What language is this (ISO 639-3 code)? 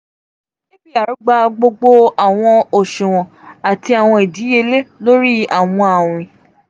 yor